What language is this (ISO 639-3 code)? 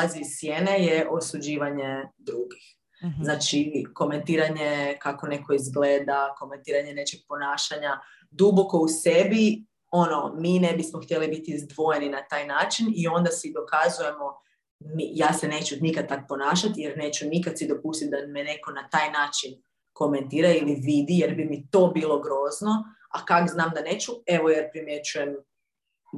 hrv